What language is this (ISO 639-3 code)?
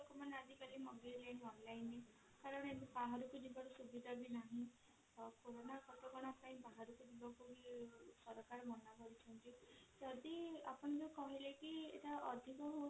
ori